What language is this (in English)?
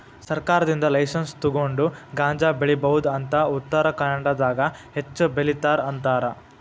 Kannada